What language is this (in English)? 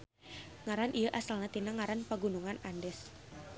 Sundanese